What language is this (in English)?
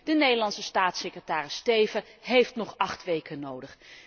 Dutch